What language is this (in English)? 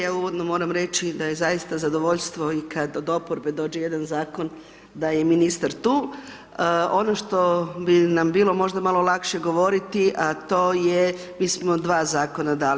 Croatian